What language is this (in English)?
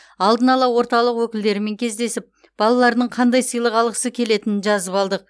Kazakh